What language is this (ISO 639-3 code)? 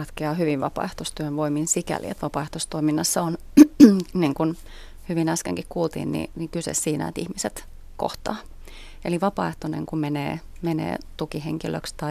fin